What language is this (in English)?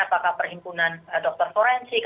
Indonesian